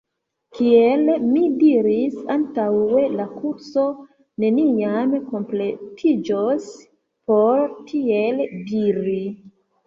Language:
Esperanto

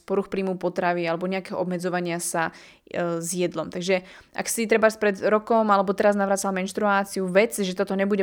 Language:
Slovak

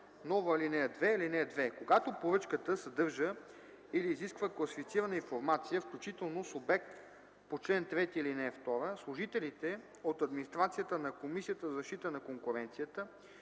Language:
Bulgarian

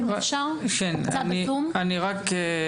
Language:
Hebrew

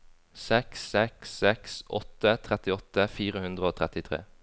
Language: Norwegian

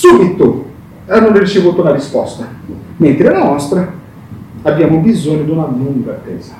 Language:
Italian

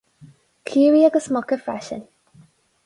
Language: Irish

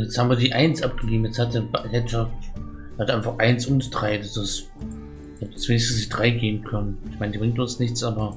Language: German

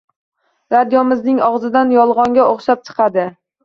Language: Uzbek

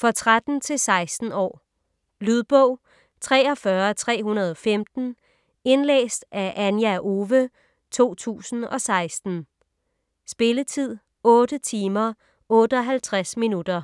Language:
Danish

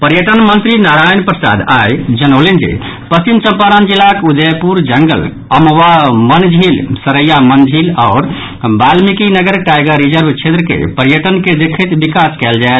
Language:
Maithili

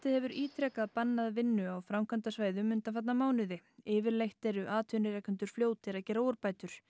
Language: Icelandic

